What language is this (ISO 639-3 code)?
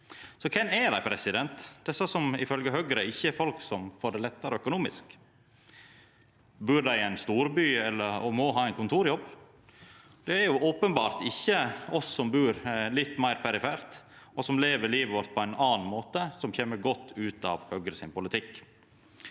nor